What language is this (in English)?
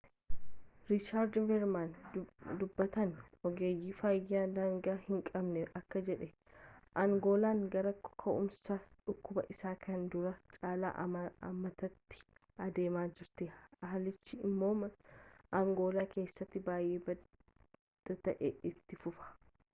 Oromo